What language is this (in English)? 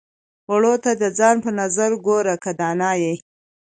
Pashto